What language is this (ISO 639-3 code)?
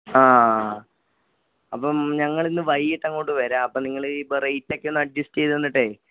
mal